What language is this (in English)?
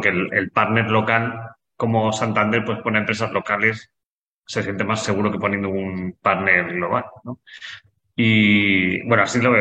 Spanish